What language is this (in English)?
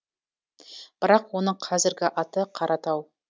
Kazakh